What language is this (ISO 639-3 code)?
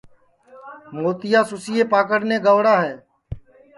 ssi